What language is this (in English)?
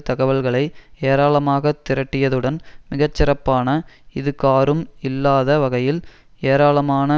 Tamil